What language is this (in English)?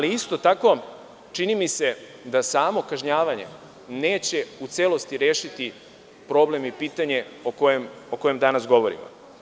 Serbian